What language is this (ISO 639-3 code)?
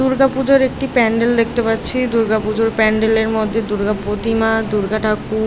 ben